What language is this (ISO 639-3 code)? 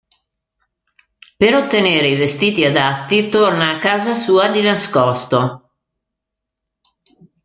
ita